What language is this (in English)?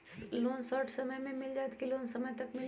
Magahi